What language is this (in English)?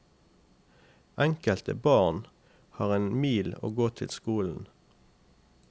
Norwegian